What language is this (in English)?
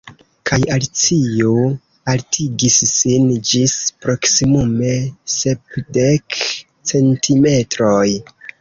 Esperanto